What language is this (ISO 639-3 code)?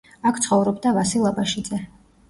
kat